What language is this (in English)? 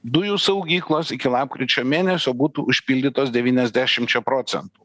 Lithuanian